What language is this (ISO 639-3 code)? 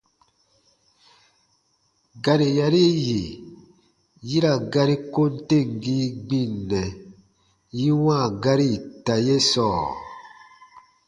bba